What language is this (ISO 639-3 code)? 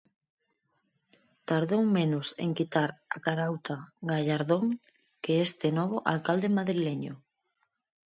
glg